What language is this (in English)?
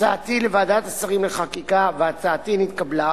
Hebrew